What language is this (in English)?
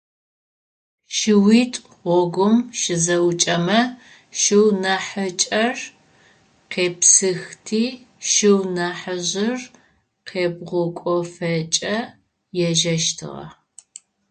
Adyghe